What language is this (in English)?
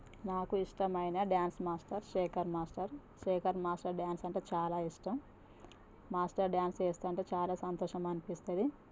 Telugu